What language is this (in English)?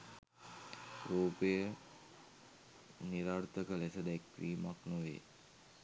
Sinhala